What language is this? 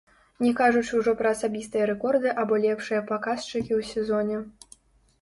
Belarusian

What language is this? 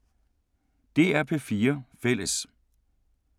Danish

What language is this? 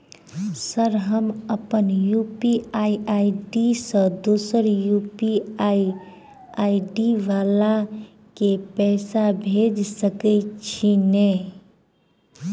Maithili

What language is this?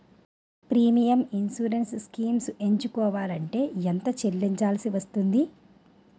Telugu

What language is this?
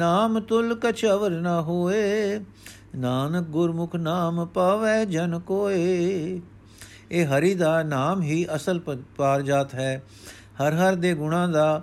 Punjabi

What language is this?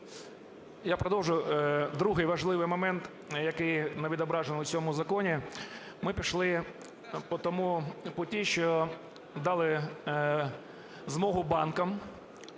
Ukrainian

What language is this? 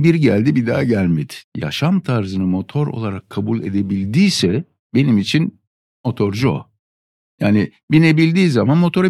Turkish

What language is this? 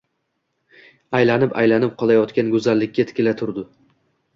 Uzbek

